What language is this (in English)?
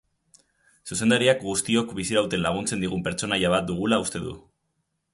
Basque